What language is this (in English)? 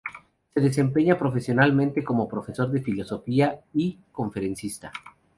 Spanish